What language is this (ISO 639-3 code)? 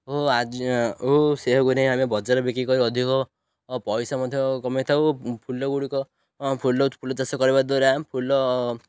ori